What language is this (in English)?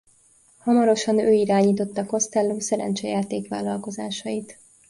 Hungarian